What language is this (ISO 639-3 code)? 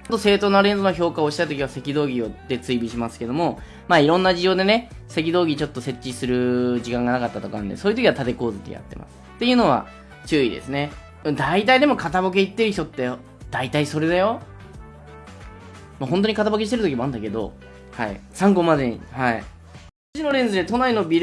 jpn